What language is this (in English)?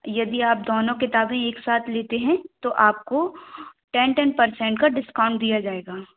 Hindi